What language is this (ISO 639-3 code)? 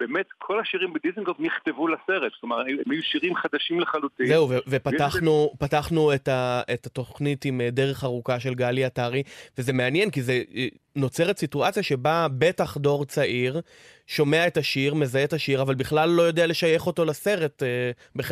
heb